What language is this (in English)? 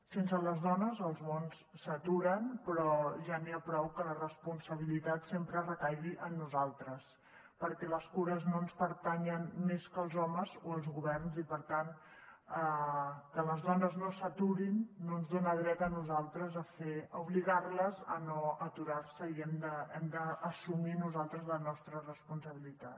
Catalan